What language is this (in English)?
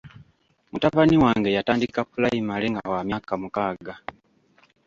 Ganda